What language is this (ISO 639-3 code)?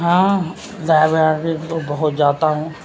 urd